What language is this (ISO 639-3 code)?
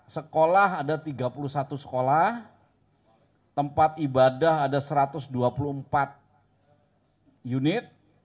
ind